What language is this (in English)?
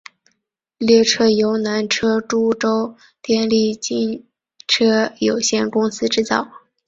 Chinese